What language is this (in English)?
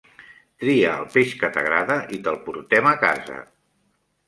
Catalan